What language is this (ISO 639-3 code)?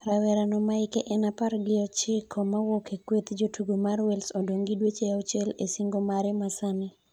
luo